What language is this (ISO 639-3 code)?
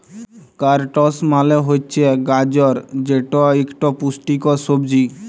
ben